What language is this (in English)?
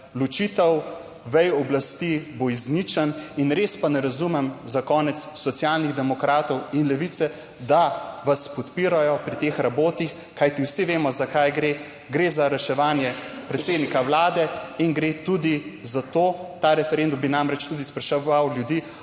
Slovenian